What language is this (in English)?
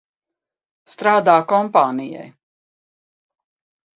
Latvian